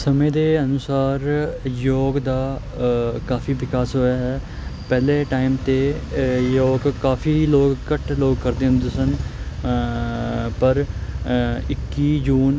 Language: Punjabi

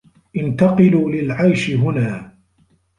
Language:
Arabic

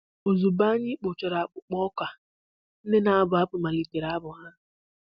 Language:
Igbo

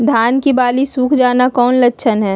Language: Magahi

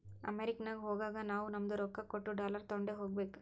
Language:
Kannada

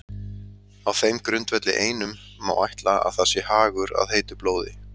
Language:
Icelandic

